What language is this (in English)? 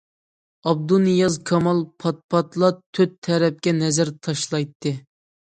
Uyghur